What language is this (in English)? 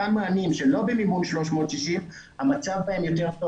Hebrew